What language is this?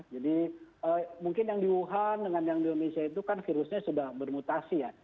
Indonesian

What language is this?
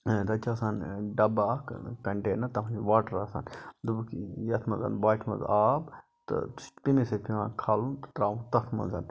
Kashmiri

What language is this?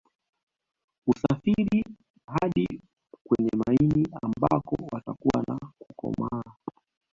Swahili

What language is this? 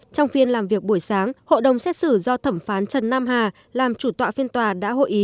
Vietnamese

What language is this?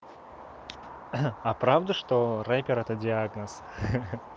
Russian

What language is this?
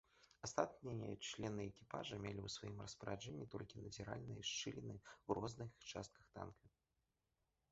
Belarusian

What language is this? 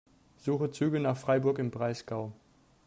German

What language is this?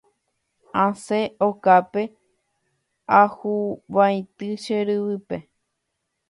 Guarani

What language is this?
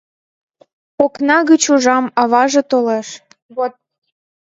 Mari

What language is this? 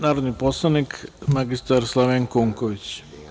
Serbian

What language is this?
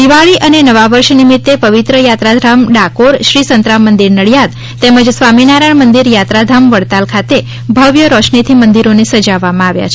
Gujarati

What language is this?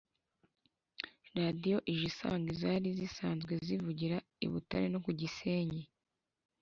Kinyarwanda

